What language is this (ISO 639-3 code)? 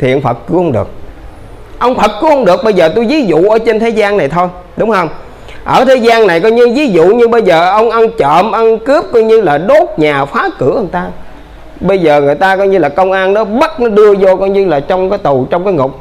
vie